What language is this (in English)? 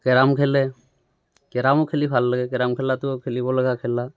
Assamese